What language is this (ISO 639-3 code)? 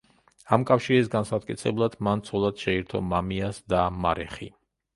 kat